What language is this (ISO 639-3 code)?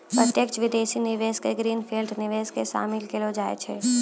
mai